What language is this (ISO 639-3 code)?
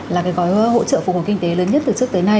vie